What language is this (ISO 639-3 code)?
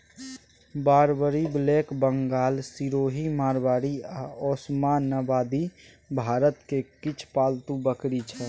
mai